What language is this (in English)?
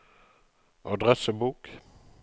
Norwegian